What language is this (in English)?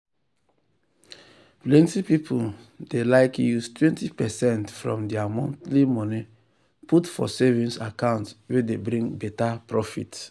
Nigerian Pidgin